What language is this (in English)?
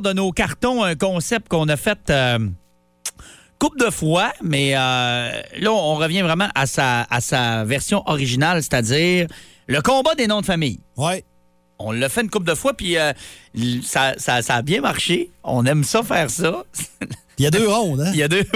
French